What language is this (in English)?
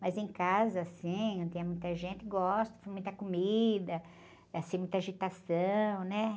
Portuguese